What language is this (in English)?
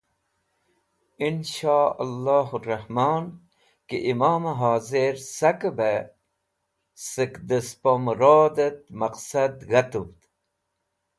Wakhi